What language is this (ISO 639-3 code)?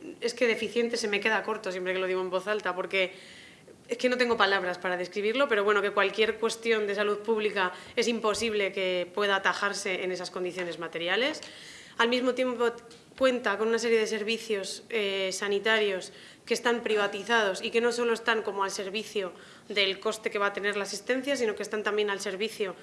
spa